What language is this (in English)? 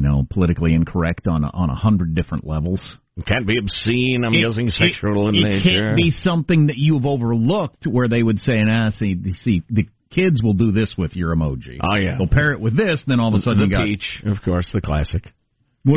English